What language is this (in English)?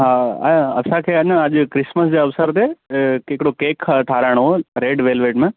Sindhi